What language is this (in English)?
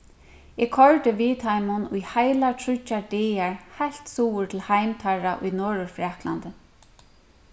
Faroese